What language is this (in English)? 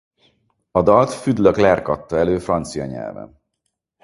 Hungarian